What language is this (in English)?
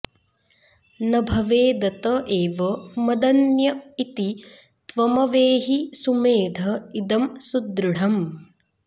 Sanskrit